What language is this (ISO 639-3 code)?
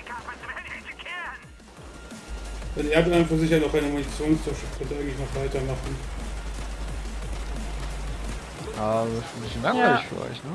deu